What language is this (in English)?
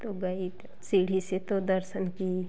Hindi